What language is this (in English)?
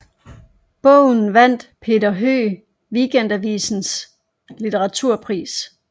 Danish